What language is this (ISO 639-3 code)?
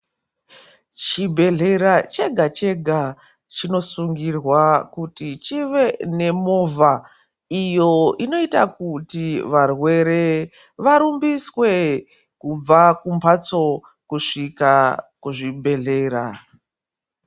ndc